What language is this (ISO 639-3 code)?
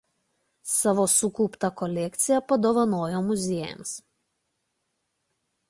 lit